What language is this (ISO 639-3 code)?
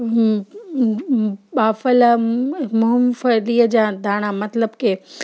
snd